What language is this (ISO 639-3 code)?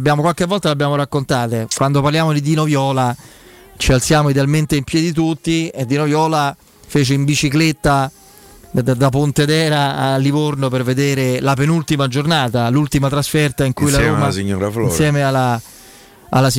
ita